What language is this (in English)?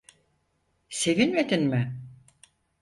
Turkish